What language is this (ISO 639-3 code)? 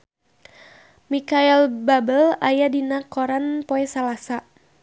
sun